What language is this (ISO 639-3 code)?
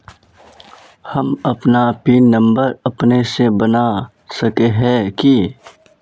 mag